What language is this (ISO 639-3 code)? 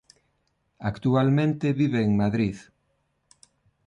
glg